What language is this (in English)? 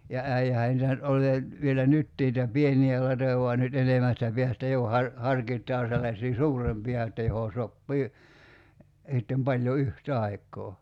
Finnish